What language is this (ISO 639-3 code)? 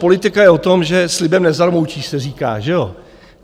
ces